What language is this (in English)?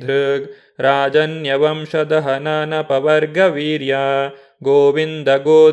Kannada